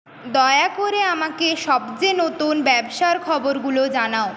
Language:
Bangla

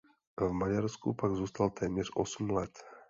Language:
Czech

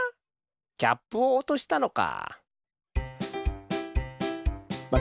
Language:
Japanese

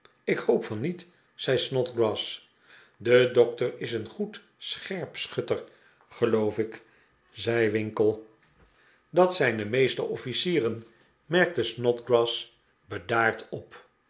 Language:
Dutch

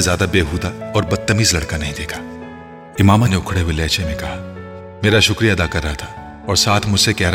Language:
Urdu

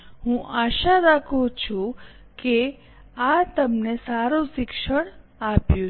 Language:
Gujarati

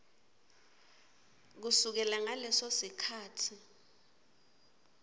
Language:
Swati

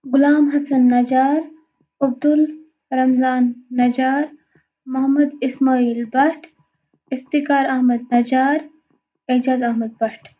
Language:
Kashmiri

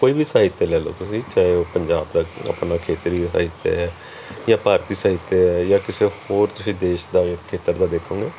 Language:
Punjabi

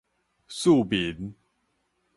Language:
Min Nan Chinese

